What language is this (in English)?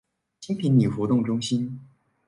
Chinese